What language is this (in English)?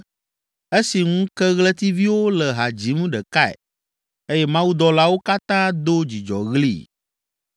Ewe